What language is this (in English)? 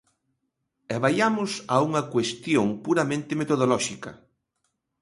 Galician